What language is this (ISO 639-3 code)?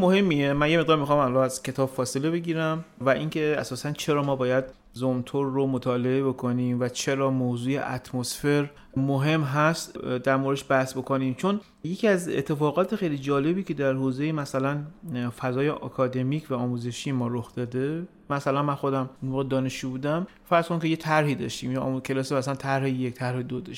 fas